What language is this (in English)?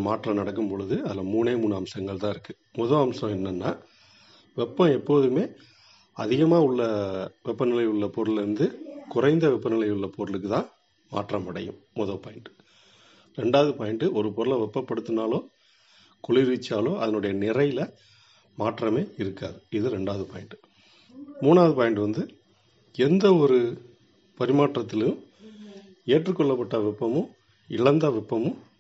Tamil